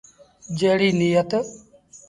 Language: Sindhi Bhil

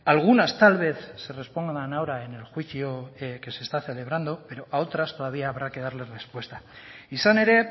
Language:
Spanish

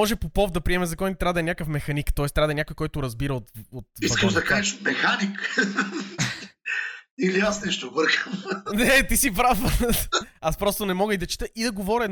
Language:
Bulgarian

